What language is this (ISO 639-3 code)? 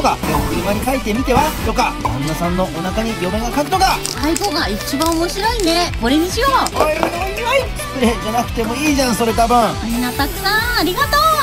jpn